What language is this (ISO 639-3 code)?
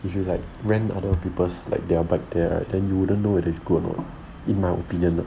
eng